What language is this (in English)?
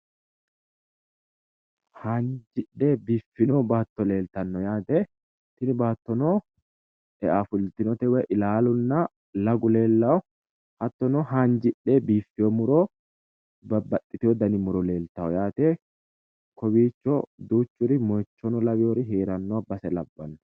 Sidamo